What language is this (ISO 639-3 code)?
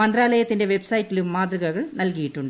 mal